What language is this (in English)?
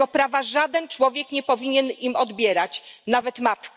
Polish